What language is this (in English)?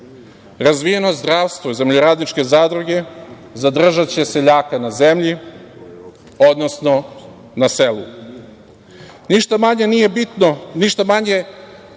Serbian